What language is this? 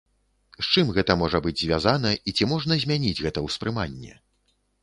Belarusian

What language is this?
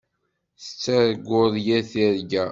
Kabyle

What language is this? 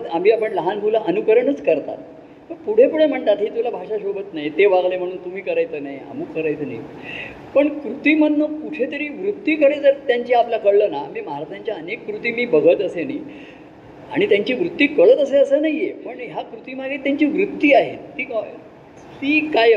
Marathi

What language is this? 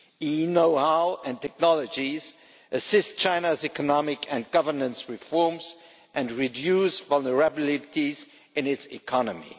English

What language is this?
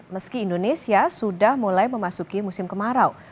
Indonesian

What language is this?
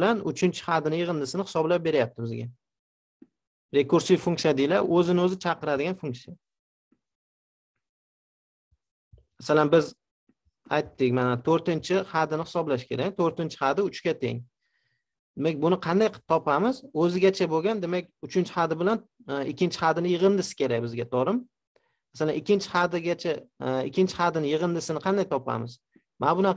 Turkish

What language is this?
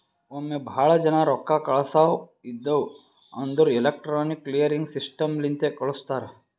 Kannada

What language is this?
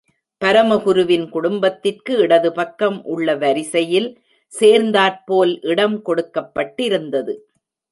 Tamil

